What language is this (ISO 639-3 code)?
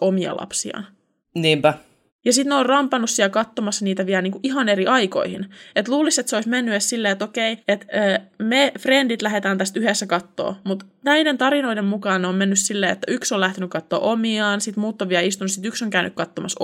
fin